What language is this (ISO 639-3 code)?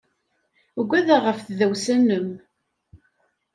kab